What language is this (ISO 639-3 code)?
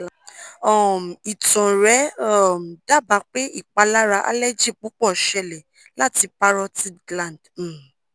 yor